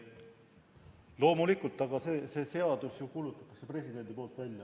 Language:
Estonian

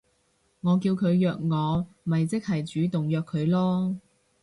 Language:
Cantonese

